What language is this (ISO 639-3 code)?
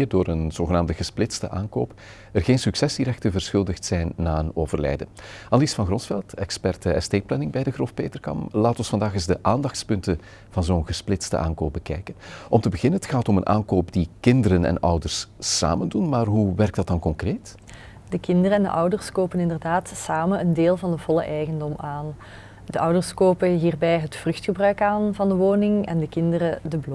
nld